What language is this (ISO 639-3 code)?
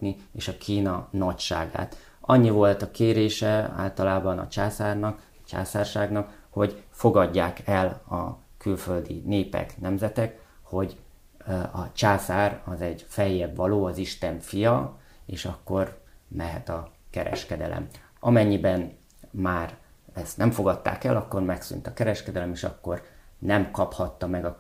hun